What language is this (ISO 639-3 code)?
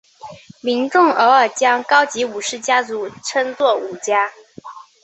zho